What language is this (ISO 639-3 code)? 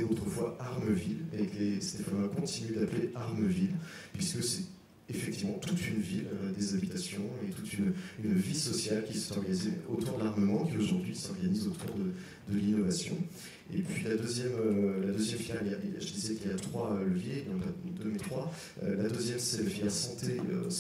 fra